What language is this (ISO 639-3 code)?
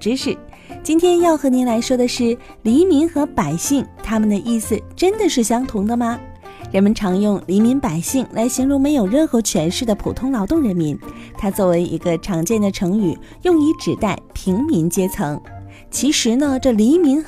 zho